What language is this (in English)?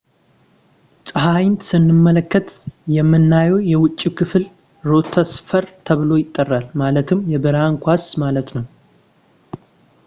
Amharic